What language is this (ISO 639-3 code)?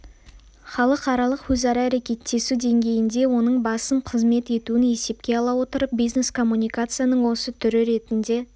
kaz